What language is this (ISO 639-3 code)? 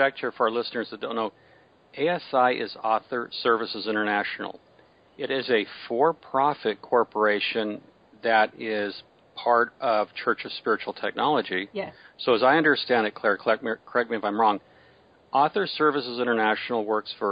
eng